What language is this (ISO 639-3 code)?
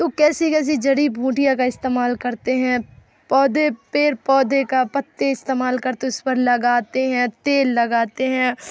urd